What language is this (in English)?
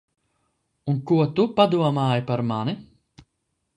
Latvian